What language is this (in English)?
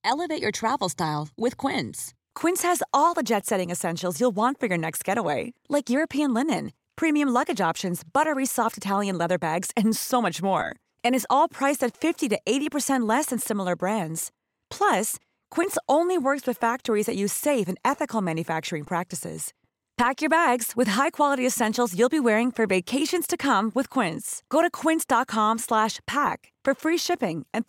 Filipino